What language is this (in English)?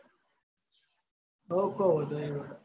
Gujarati